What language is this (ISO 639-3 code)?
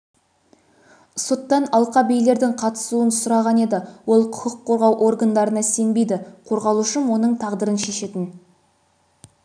kaz